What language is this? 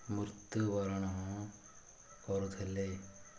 Odia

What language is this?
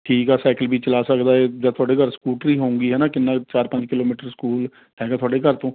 Punjabi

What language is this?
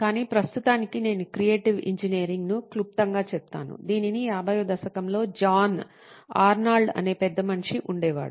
Telugu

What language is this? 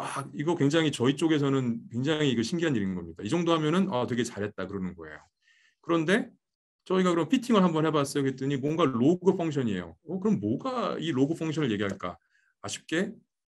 Korean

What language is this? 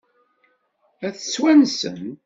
Kabyle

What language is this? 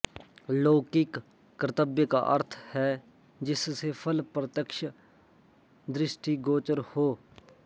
Sanskrit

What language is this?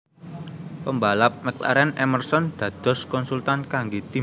Javanese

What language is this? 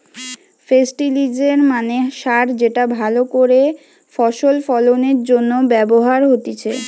Bangla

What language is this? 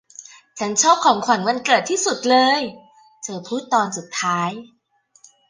Thai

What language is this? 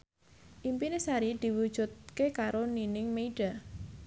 Javanese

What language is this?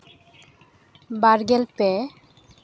Santali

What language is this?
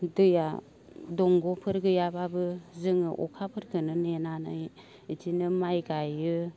Bodo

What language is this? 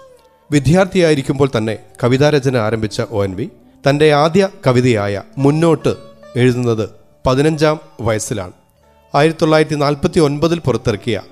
Malayalam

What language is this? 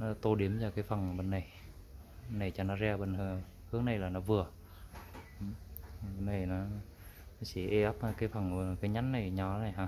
Vietnamese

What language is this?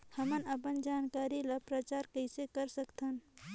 Chhattisgarhi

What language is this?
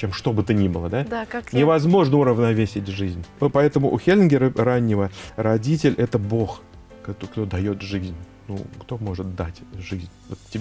Russian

